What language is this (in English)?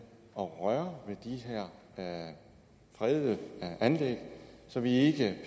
Danish